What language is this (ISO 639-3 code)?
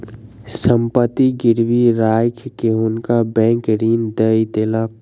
mai